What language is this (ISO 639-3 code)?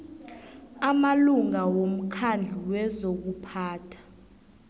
nbl